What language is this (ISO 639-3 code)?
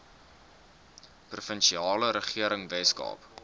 afr